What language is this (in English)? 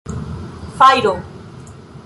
Esperanto